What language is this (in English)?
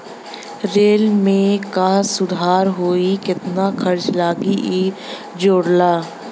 Bhojpuri